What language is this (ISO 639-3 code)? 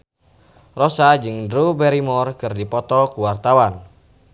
sun